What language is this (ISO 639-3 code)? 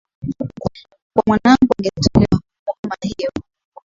swa